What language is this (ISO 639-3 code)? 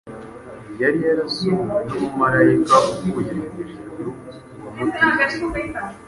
kin